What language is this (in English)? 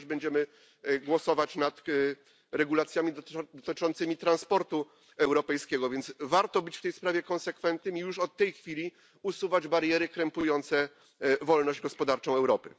Polish